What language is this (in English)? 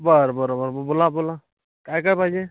Marathi